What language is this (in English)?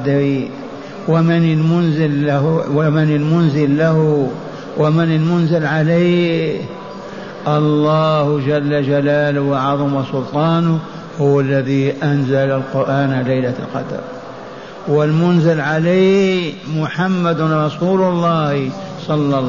Arabic